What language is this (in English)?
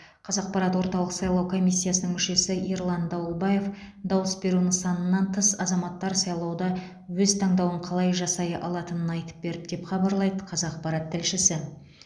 Kazakh